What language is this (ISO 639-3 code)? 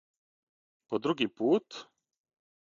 srp